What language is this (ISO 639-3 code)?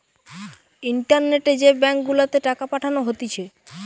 ben